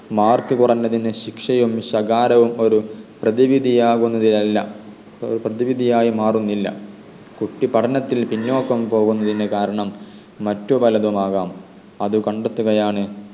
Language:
Malayalam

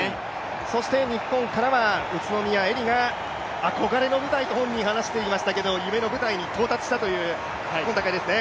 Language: Japanese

